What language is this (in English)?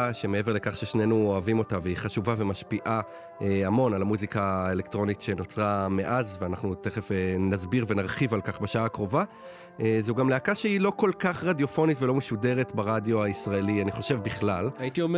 Hebrew